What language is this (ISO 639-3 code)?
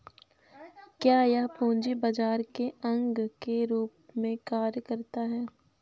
hin